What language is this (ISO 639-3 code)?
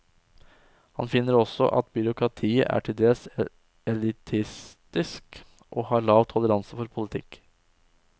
nor